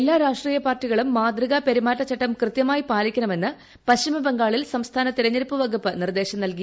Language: Malayalam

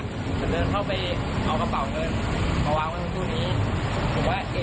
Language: Thai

